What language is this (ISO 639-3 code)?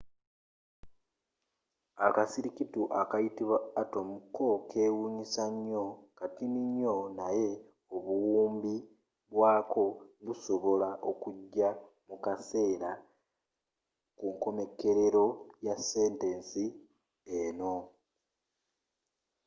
lug